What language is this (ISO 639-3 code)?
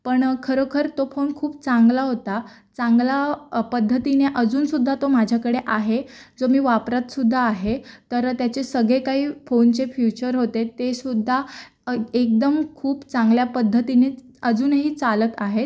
mar